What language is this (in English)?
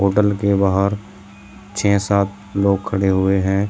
Hindi